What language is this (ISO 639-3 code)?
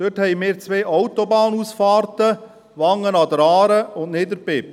gsw